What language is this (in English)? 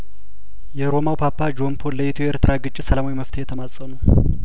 Amharic